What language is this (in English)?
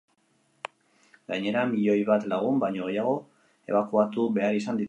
Basque